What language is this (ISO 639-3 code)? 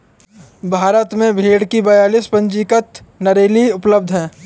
hin